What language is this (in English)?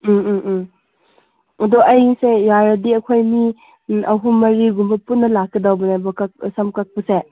Manipuri